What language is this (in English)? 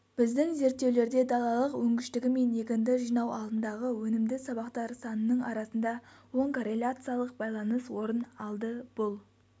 Kazakh